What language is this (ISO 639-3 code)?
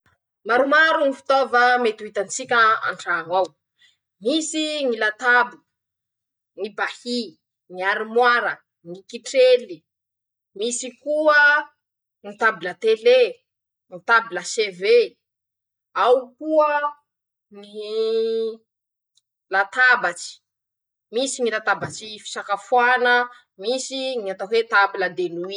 msh